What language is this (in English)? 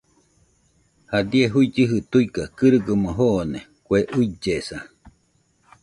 Nüpode Huitoto